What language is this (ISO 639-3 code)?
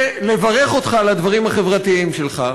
heb